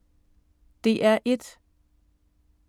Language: Danish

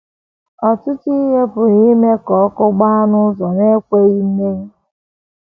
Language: Igbo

